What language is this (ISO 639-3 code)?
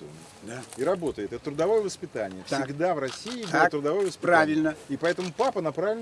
rus